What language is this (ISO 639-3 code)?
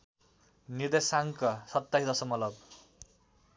nep